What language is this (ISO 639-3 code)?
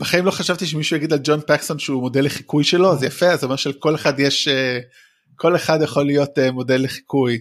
heb